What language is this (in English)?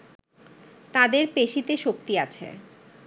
Bangla